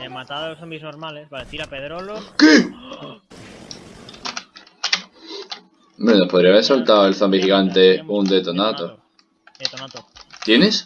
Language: Spanish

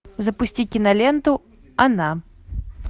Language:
Russian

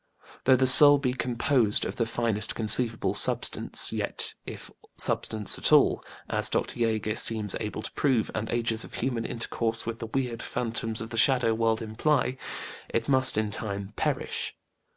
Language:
English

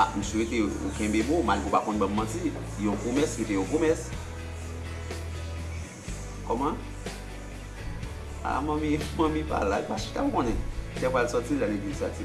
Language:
French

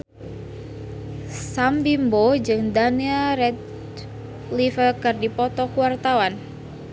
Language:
Sundanese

